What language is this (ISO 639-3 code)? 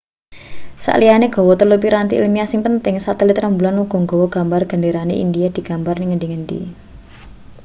jav